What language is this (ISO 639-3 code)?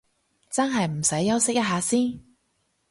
yue